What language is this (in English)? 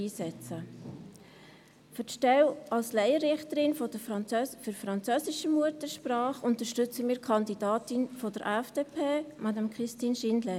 Swiss German